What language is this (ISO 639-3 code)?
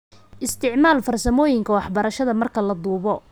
som